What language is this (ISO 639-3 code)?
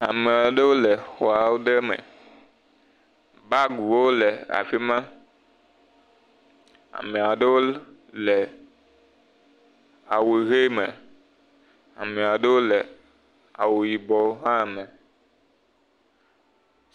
ewe